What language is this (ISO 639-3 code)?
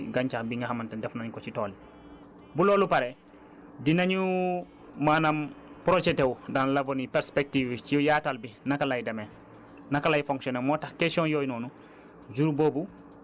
wol